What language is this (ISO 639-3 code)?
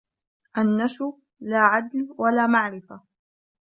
ara